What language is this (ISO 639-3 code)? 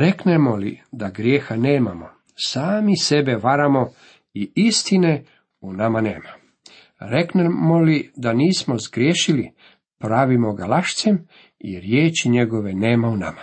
hrv